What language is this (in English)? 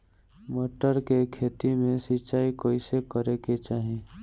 Bhojpuri